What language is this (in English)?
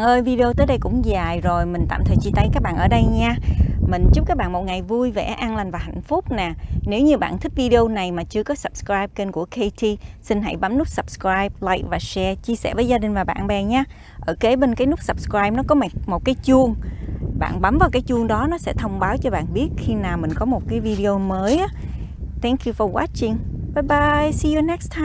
Vietnamese